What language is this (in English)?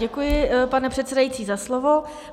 Czech